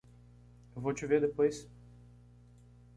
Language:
Portuguese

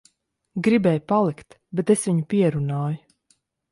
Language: Latvian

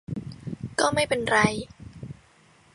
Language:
Thai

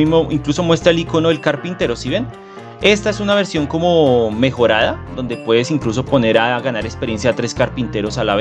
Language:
Spanish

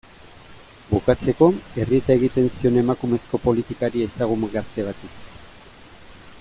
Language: Basque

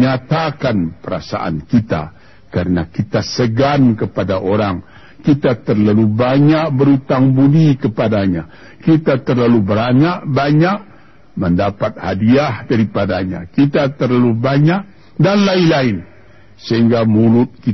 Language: Malay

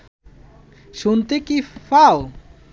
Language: Bangla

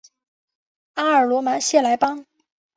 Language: Chinese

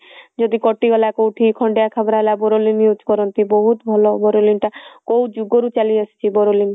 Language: Odia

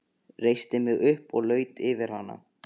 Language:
Icelandic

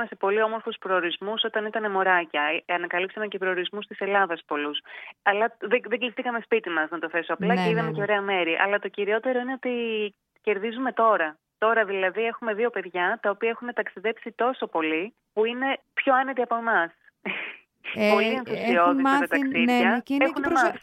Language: Greek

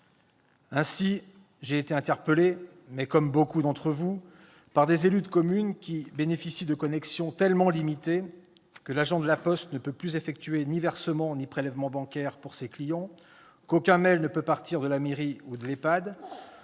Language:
French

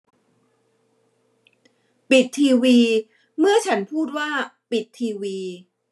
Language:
Thai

